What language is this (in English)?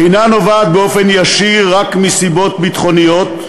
Hebrew